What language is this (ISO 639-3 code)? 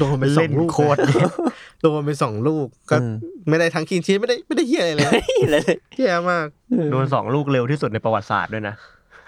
tha